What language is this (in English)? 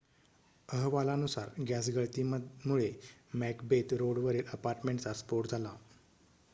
Marathi